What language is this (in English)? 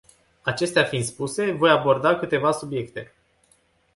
Romanian